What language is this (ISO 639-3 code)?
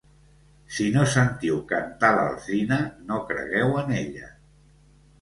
cat